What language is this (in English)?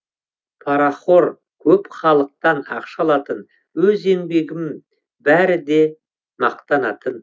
Kazakh